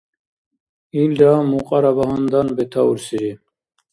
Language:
Dargwa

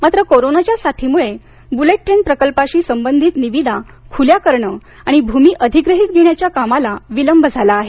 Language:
Marathi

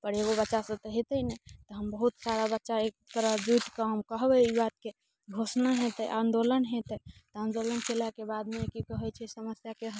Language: Maithili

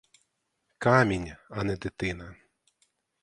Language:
Ukrainian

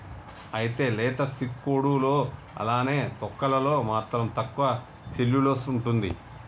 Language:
Telugu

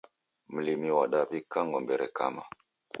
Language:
Taita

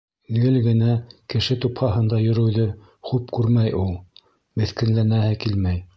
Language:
Bashkir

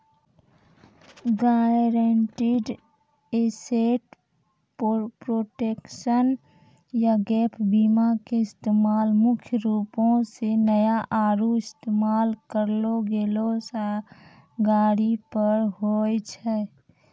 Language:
Maithili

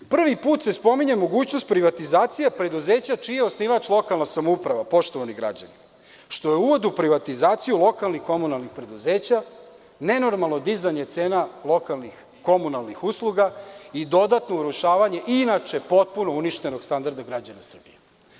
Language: Serbian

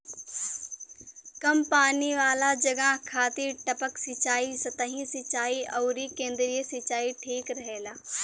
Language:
Bhojpuri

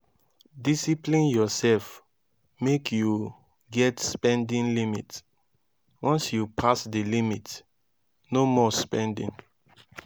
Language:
Nigerian Pidgin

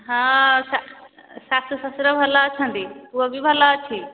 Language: Odia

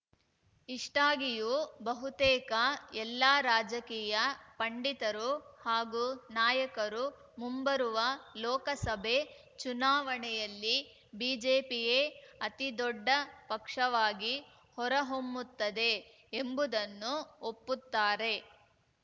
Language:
Kannada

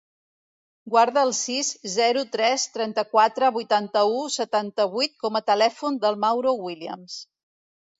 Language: Catalan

